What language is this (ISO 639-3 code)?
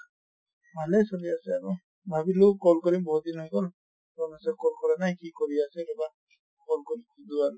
asm